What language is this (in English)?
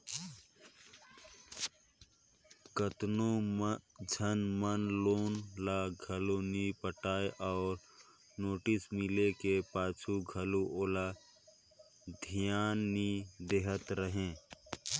Chhattisgarhi